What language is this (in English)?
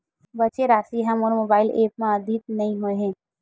Chhattisgarhi